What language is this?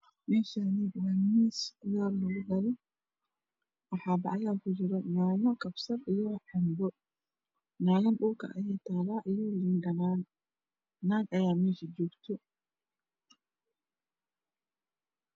Somali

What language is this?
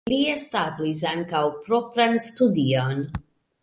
Esperanto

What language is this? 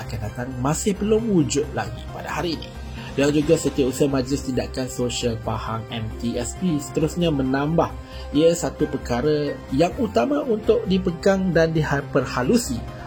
Malay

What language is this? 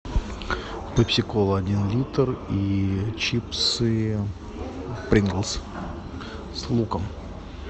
Russian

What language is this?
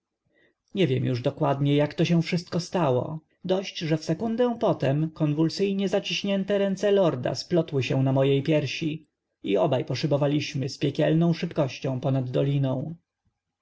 Polish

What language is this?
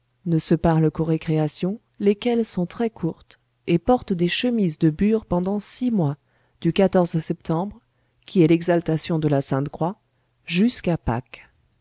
French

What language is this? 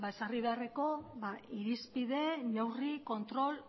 Basque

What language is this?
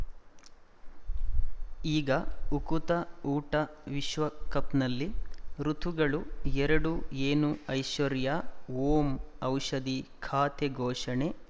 Kannada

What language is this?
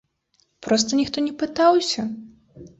Belarusian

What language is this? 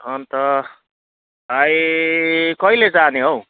Nepali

